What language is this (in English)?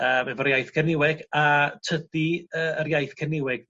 Welsh